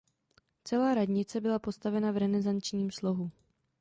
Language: Czech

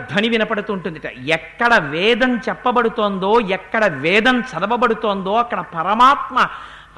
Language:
Telugu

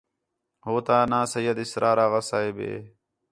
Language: Khetrani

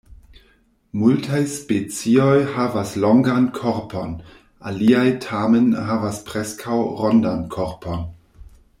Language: Esperanto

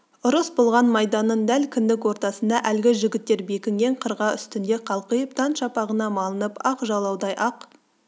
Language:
Kazakh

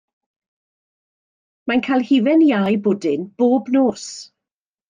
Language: Welsh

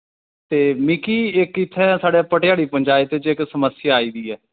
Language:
Dogri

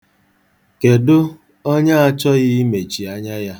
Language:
Igbo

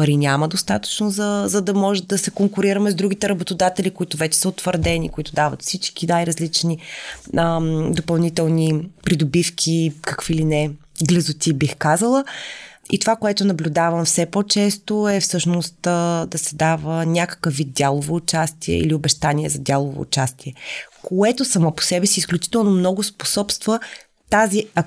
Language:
Bulgarian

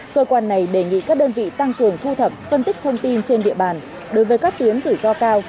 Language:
Vietnamese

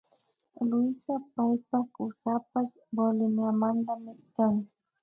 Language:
Imbabura Highland Quichua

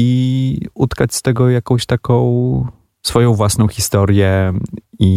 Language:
Polish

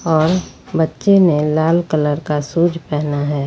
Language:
Hindi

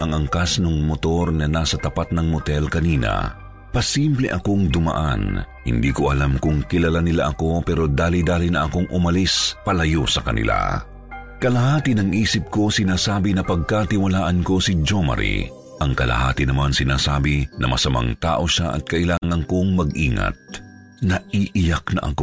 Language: Filipino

